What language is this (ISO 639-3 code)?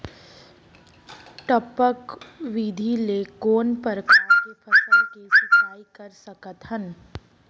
hne